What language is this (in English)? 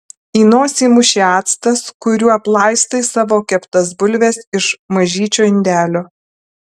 Lithuanian